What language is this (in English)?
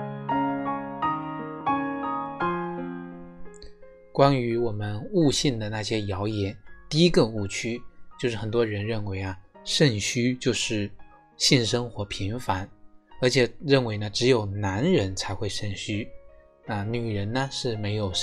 Chinese